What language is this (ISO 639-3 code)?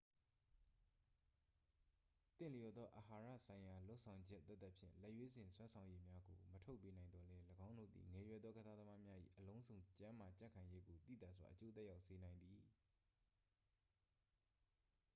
mya